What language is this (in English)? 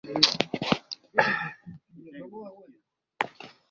Swahili